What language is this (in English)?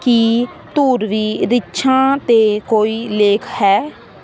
Punjabi